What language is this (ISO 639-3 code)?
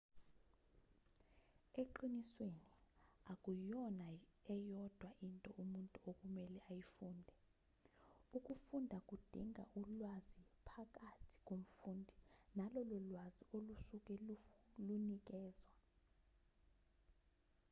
zul